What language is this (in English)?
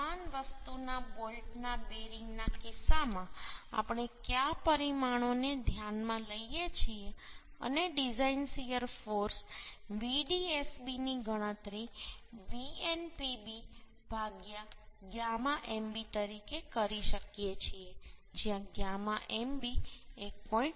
Gujarati